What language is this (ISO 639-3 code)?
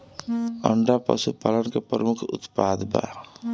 bho